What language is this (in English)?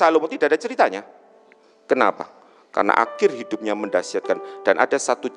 Indonesian